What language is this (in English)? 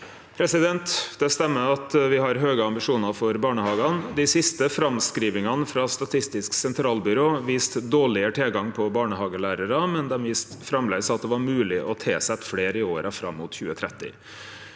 Norwegian